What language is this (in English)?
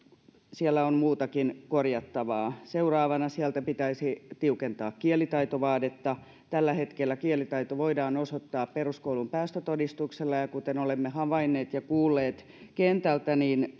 Finnish